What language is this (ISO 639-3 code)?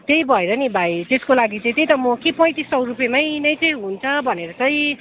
nep